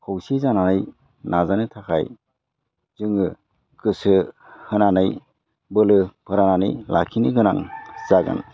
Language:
Bodo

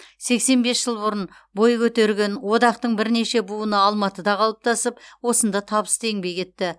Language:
Kazakh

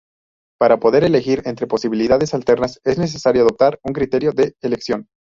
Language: Spanish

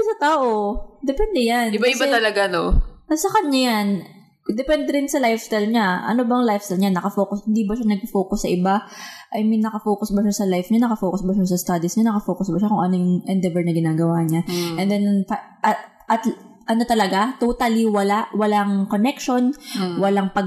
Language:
Filipino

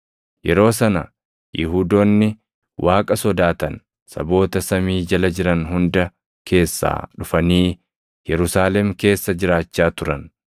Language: Oromo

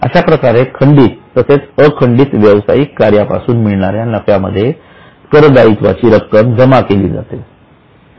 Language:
Marathi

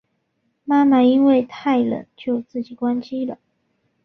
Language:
Chinese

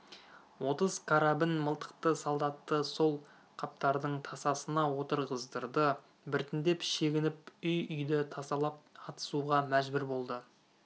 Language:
Kazakh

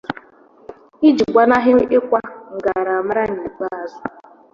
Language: Igbo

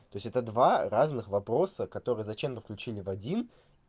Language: Russian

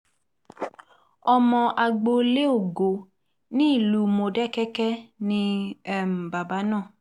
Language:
Yoruba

